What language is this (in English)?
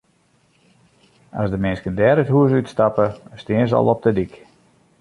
Western Frisian